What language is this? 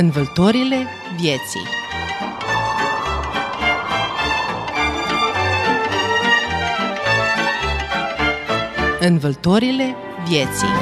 Romanian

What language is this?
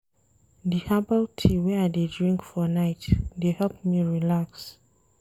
Nigerian Pidgin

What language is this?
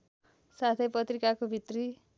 Nepali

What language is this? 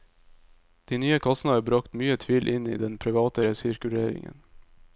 Norwegian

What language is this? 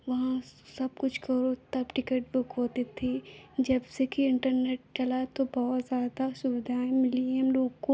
Hindi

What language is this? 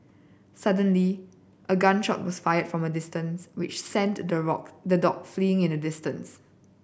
English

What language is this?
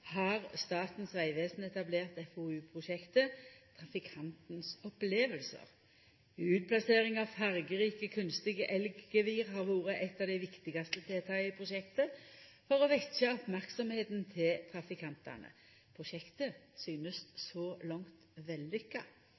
Norwegian Nynorsk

